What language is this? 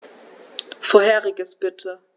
German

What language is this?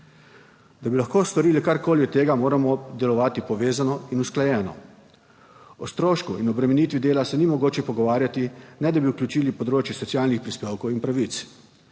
Slovenian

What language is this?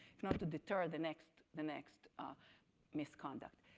English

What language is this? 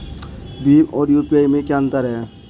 Hindi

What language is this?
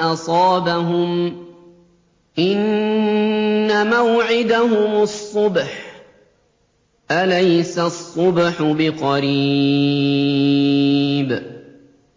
Arabic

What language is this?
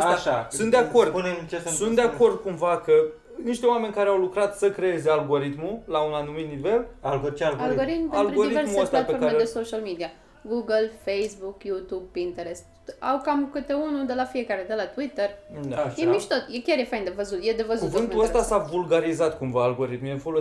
Romanian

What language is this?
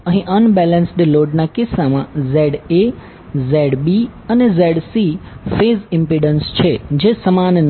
Gujarati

